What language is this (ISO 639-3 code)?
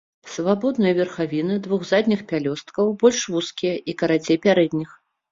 bel